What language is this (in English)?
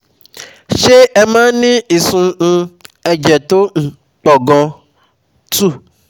Yoruba